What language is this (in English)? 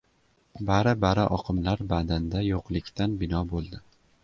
Uzbek